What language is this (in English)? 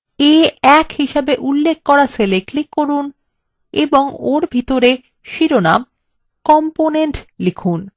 Bangla